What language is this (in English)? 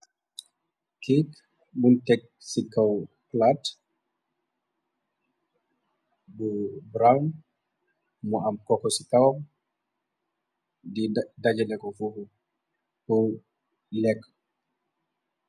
Wolof